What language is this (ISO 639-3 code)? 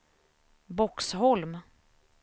swe